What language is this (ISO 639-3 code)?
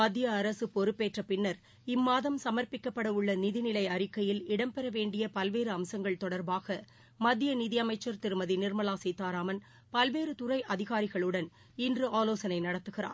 tam